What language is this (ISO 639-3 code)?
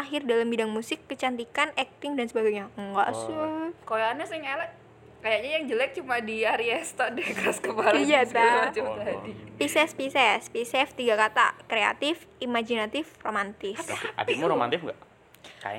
ind